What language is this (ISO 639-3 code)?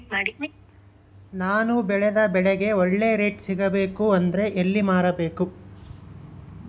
kan